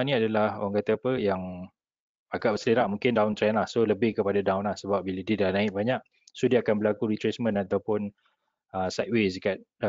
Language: Malay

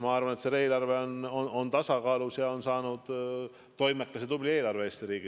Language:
Estonian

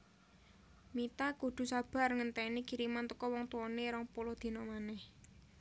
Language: Javanese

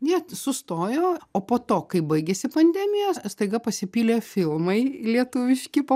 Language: Lithuanian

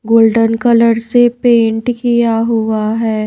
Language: Hindi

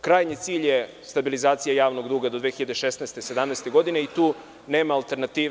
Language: Serbian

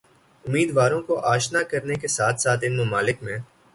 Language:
Urdu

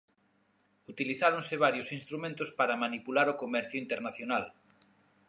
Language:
Galician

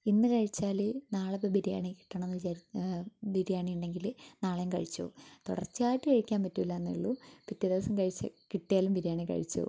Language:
Malayalam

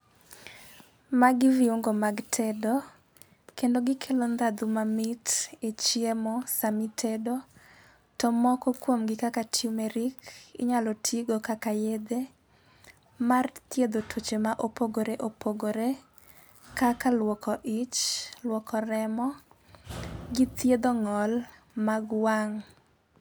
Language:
Luo (Kenya and Tanzania)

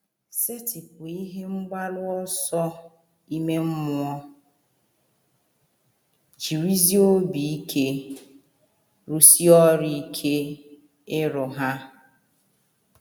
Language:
Igbo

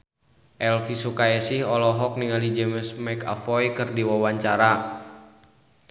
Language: Sundanese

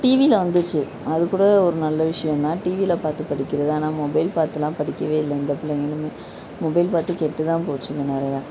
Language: Tamil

